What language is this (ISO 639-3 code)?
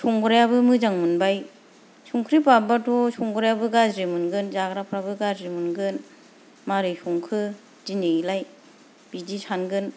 brx